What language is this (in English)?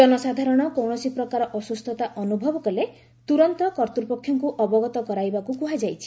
Odia